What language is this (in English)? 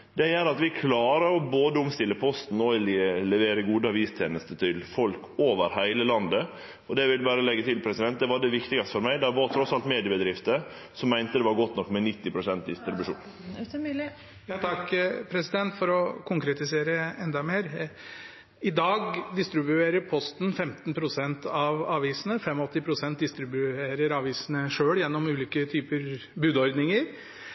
Norwegian